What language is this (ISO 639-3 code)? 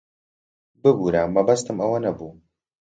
ckb